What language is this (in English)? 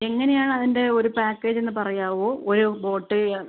Malayalam